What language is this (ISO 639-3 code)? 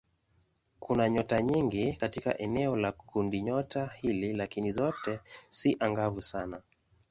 swa